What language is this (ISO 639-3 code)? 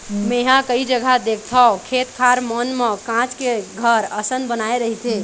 hne